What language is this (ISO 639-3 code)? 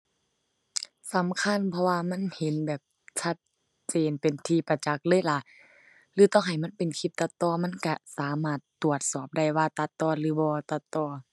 tha